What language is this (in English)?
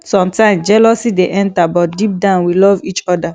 Nigerian Pidgin